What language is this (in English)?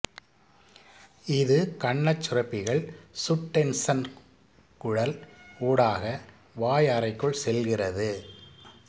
Tamil